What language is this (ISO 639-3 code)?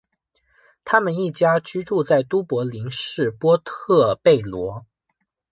zho